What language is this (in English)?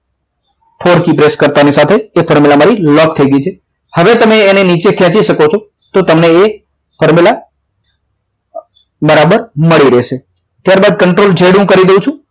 Gujarati